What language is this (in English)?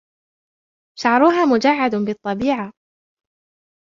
Arabic